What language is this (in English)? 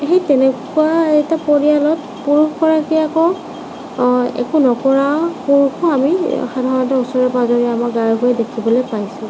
Assamese